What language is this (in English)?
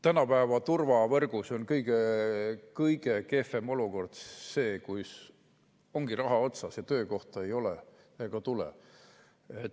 Estonian